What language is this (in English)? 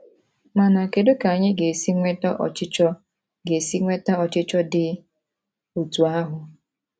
Igbo